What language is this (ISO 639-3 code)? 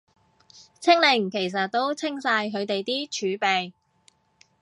yue